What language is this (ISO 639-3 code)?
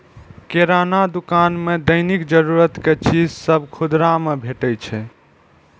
mai